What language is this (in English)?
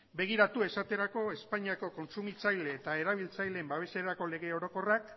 Basque